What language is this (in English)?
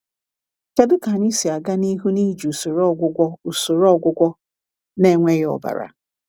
Igbo